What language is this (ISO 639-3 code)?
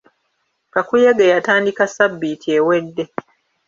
lug